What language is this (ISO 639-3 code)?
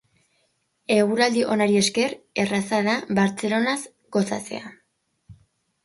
eus